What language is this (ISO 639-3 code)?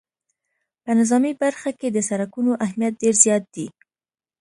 pus